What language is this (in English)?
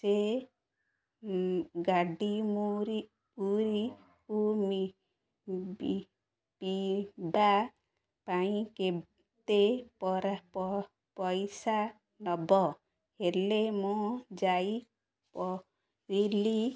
Odia